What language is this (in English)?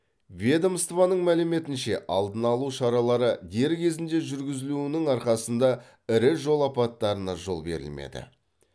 Kazakh